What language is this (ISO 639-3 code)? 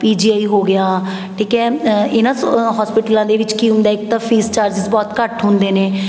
pan